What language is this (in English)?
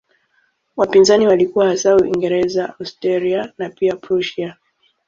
Swahili